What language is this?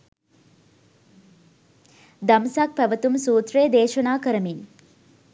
Sinhala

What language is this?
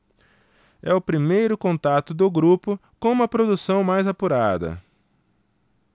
Portuguese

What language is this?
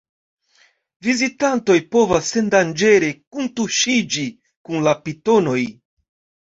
Esperanto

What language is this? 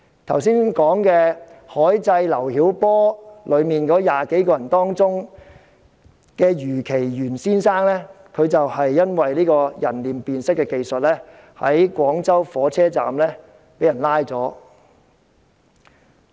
Cantonese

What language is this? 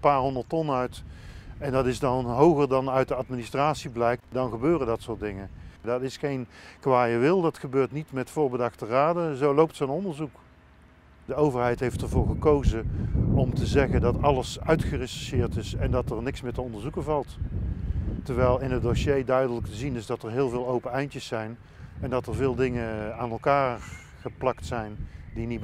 Dutch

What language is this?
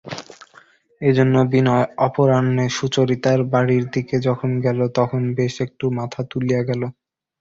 Bangla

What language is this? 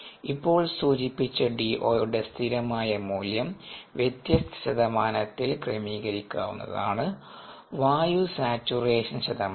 Malayalam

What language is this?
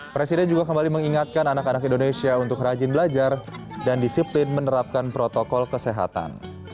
Indonesian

